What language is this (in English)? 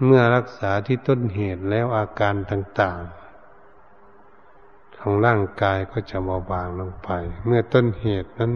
Thai